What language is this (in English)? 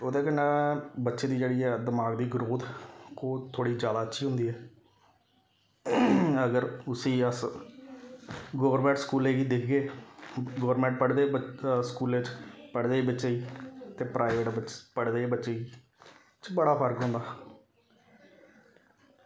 Dogri